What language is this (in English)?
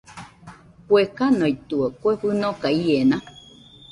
Nüpode Huitoto